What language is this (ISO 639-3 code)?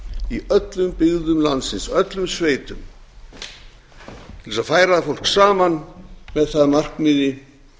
isl